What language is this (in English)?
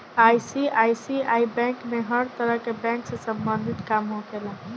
Bhojpuri